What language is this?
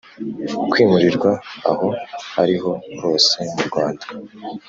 Kinyarwanda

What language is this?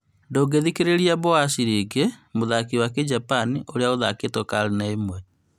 Kikuyu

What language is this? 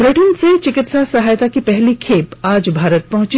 Hindi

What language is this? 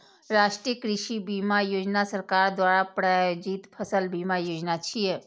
Maithili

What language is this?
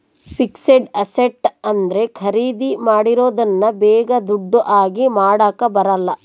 Kannada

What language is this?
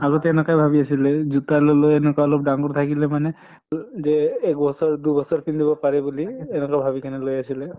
Assamese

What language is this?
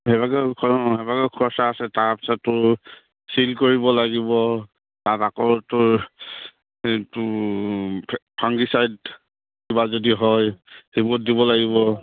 Assamese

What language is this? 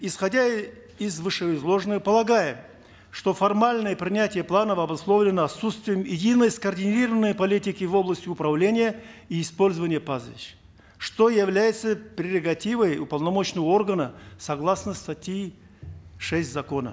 Kazakh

